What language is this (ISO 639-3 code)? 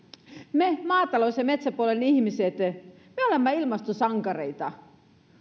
fin